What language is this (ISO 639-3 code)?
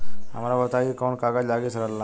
bho